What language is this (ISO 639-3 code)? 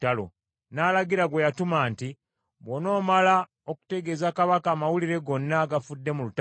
lug